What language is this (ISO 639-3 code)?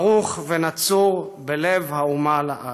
heb